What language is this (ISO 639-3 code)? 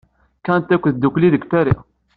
kab